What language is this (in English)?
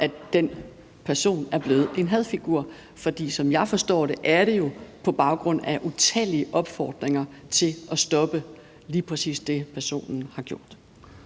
Danish